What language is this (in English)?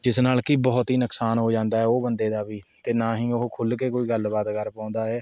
Punjabi